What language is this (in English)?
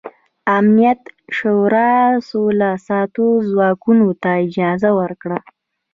Pashto